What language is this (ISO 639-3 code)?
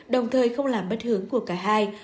vie